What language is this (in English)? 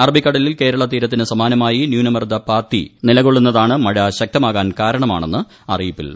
Malayalam